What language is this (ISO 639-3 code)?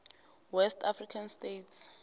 nbl